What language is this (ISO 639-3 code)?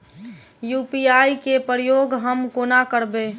mai